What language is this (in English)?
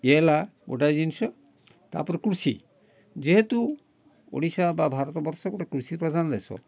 Odia